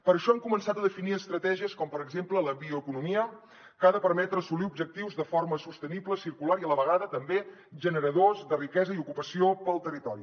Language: Catalan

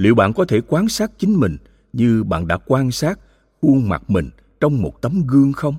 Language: Vietnamese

